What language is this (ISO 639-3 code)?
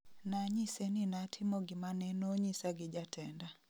luo